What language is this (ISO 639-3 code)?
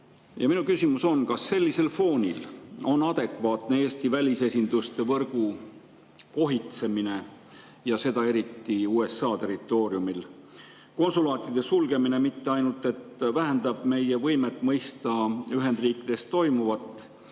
est